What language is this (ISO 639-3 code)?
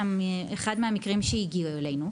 heb